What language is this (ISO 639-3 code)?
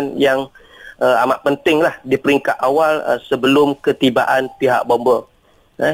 msa